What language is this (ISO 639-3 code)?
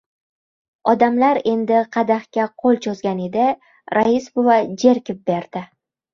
uzb